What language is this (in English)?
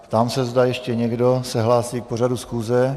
Czech